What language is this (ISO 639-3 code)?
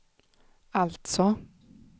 swe